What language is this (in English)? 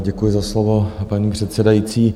Czech